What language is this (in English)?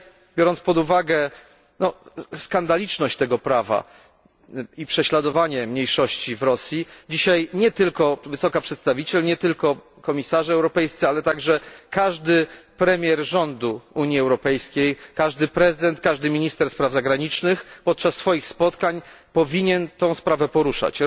Polish